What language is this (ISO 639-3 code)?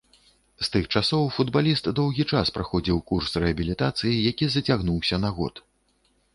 bel